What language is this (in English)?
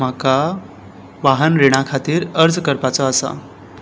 Konkani